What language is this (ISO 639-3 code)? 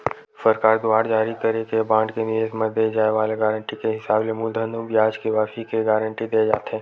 hne